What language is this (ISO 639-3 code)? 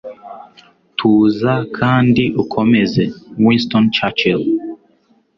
kin